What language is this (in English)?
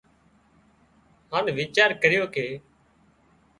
Wadiyara Koli